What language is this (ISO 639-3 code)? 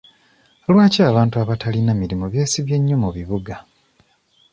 lug